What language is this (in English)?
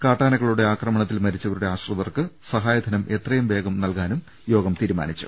Malayalam